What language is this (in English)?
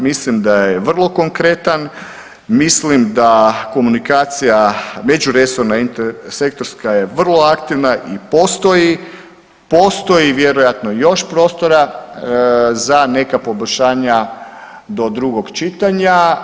Croatian